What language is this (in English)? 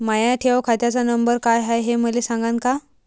Marathi